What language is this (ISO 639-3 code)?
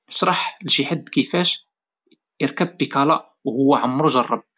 ary